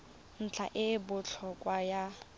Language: Tswana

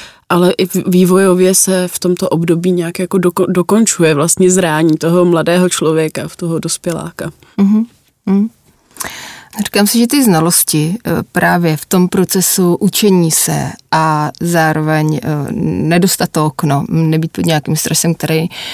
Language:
Czech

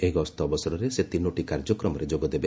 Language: Odia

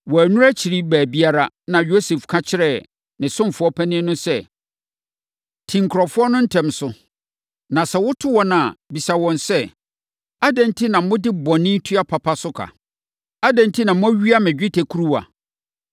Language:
Akan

